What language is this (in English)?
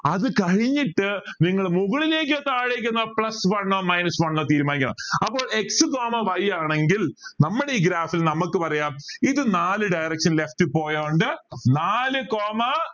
Malayalam